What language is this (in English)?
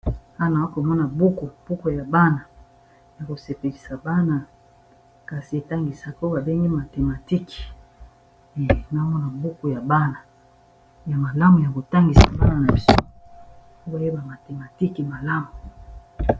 Lingala